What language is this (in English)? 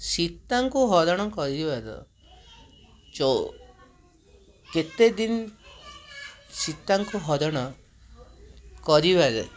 Odia